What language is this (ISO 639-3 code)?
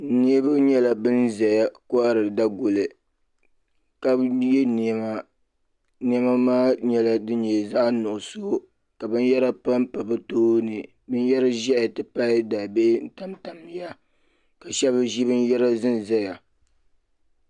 dag